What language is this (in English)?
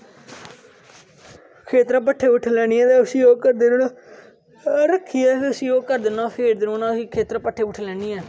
Dogri